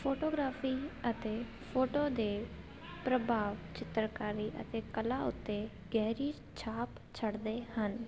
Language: Punjabi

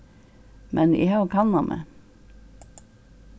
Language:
Faroese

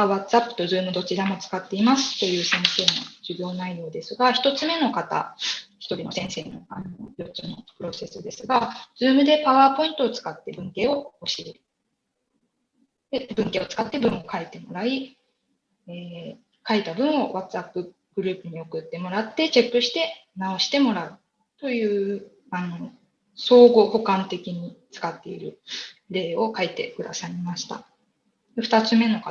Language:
Japanese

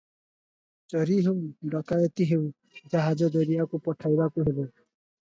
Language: Odia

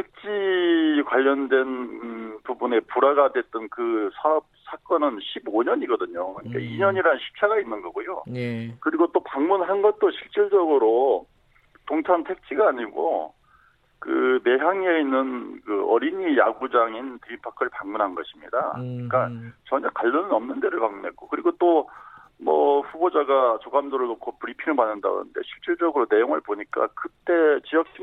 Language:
Korean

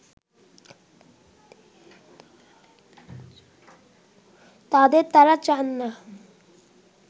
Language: Bangla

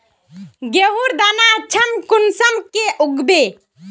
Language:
Magahi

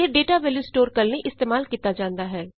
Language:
Punjabi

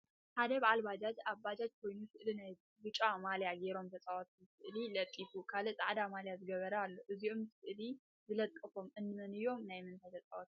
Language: Tigrinya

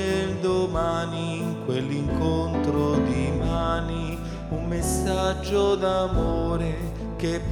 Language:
Italian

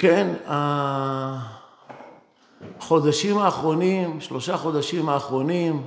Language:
Hebrew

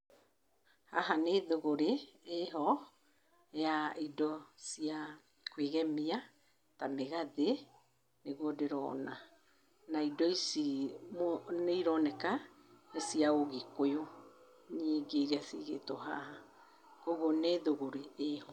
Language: Kikuyu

